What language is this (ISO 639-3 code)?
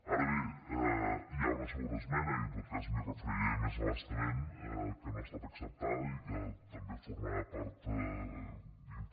cat